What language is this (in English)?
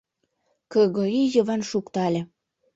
Mari